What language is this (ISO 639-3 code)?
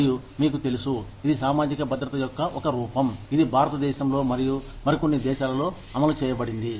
tel